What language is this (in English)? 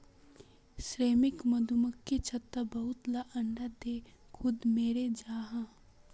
Magahi